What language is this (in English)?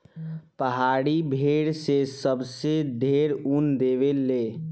Bhojpuri